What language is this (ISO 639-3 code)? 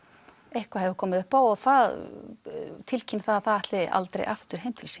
isl